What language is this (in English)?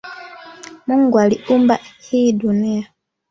Swahili